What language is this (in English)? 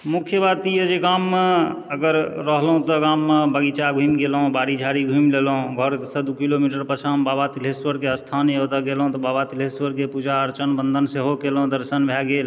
Maithili